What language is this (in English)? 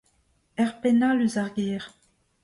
Breton